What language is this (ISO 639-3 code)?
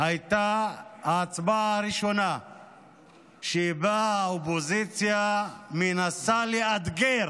heb